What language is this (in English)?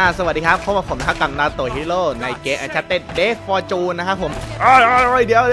Thai